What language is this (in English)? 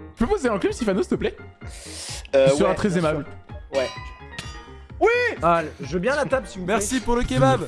French